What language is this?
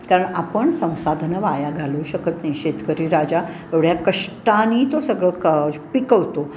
Marathi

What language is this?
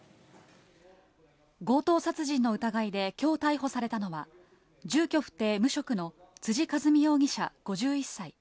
Japanese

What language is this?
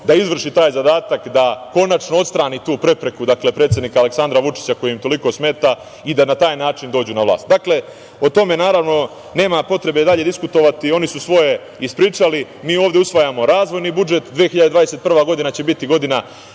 Serbian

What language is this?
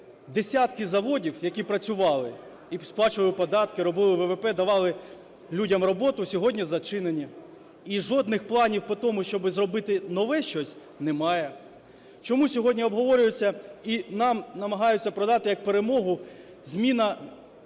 Ukrainian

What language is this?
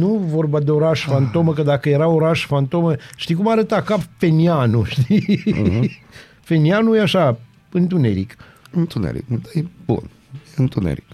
Romanian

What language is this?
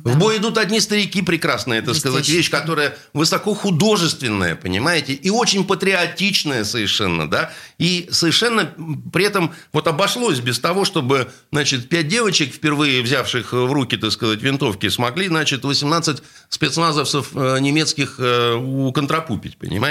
Russian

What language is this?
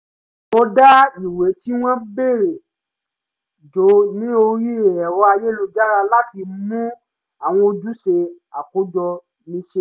Yoruba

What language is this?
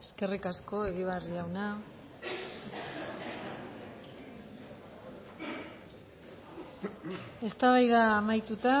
Basque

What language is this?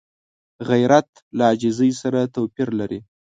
Pashto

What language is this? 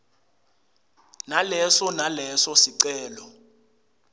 Swati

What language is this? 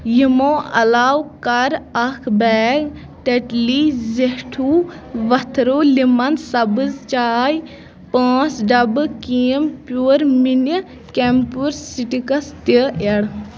Kashmiri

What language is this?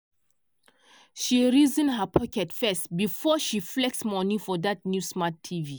Nigerian Pidgin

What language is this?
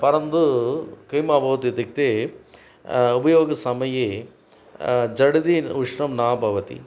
Sanskrit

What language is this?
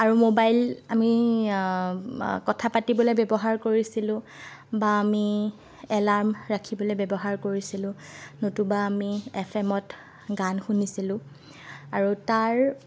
Assamese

